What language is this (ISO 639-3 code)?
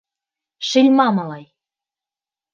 bak